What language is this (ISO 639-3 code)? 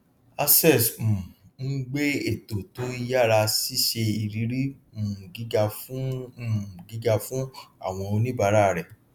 yor